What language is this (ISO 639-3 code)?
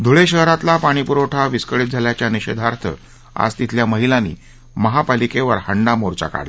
mar